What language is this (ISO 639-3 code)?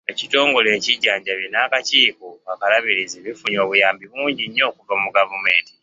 lug